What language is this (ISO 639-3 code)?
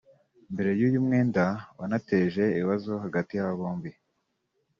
kin